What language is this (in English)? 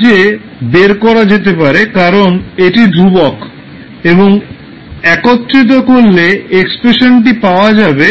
Bangla